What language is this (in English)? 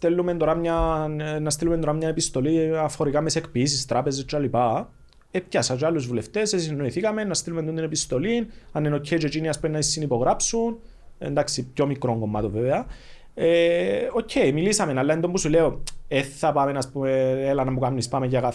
Greek